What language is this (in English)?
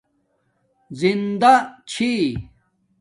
Domaaki